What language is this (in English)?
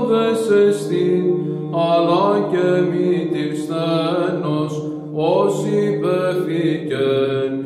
Greek